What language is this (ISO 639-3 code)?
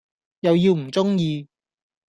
yue